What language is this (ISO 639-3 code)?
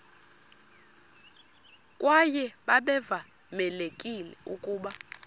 xho